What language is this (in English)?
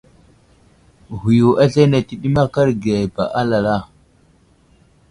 Wuzlam